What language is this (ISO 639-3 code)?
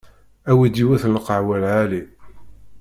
kab